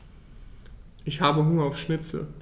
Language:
German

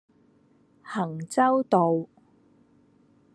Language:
Cantonese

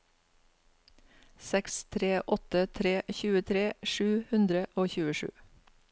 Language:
Norwegian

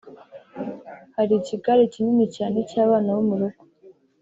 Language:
Kinyarwanda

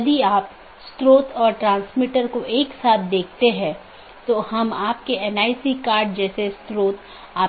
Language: Hindi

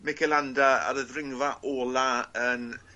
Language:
Welsh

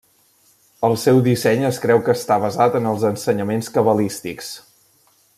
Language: Catalan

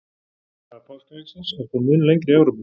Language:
Icelandic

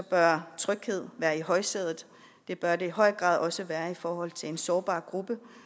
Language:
Danish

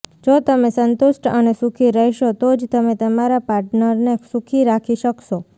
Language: Gujarati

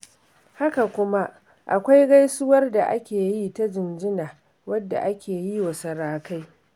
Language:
Hausa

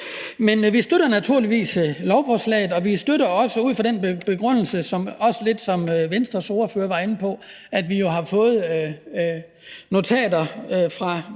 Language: Danish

